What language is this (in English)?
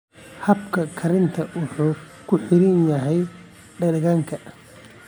Somali